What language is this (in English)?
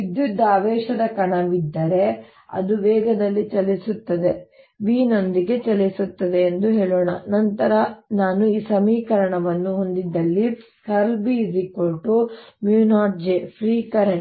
Kannada